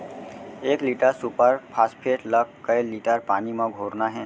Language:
Chhattisgarhi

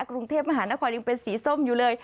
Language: Thai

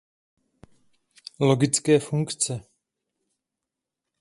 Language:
Czech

